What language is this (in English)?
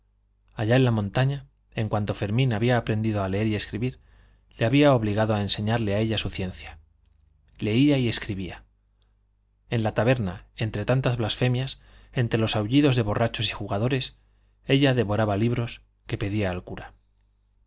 Spanish